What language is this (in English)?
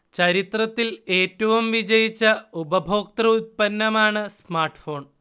Malayalam